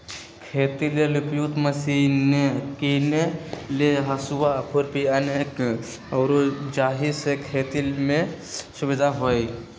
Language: Magahi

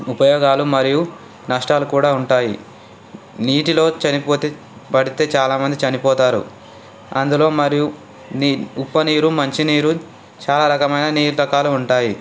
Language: Telugu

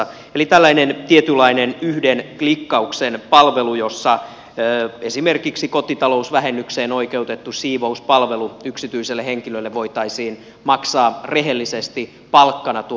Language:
Finnish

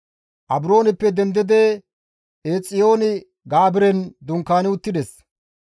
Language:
Gamo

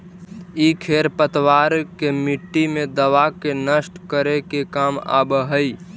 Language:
Magahi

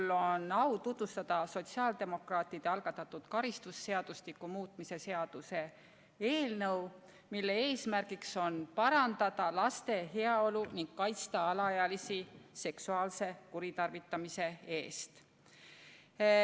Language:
Estonian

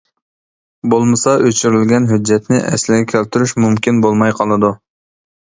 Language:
Uyghur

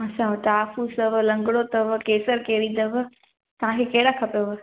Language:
Sindhi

